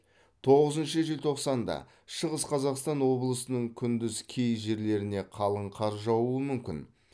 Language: Kazakh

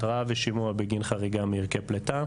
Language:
Hebrew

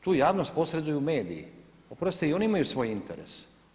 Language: Croatian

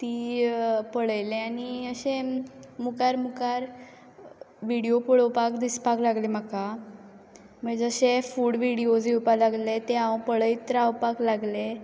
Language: Konkani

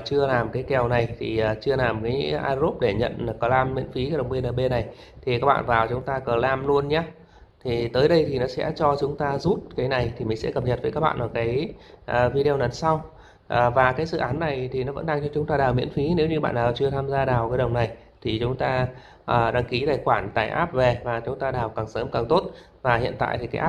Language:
Vietnamese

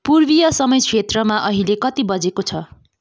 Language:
Nepali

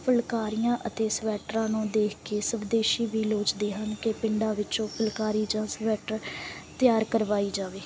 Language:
Punjabi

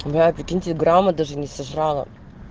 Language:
Russian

